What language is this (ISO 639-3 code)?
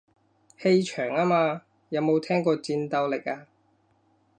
yue